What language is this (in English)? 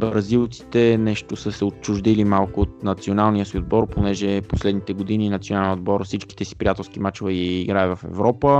Bulgarian